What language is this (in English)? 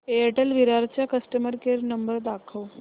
Marathi